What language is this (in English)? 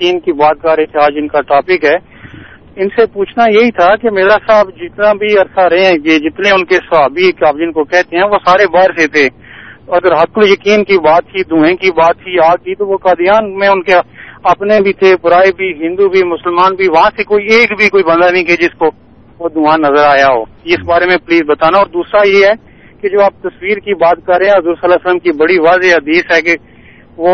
Urdu